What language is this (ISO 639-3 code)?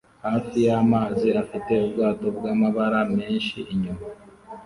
kin